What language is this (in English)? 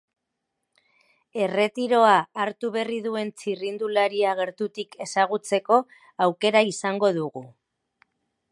Basque